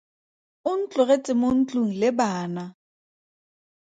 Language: Tswana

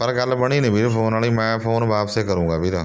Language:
Punjabi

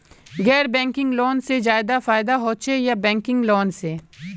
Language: Magahi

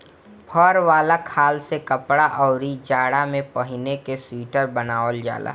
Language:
Bhojpuri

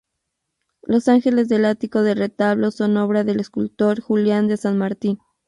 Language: Spanish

